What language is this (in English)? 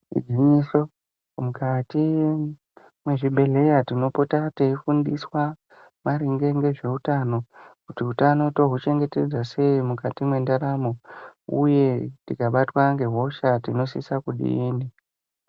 Ndau